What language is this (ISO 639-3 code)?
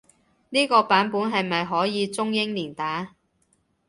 yue